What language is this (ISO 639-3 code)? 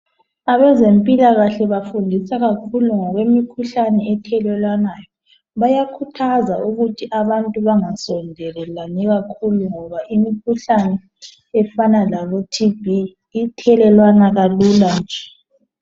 nde